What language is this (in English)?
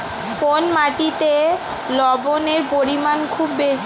Bangla